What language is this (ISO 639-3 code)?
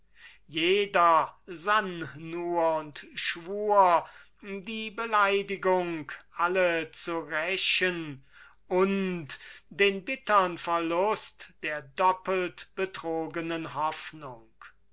deu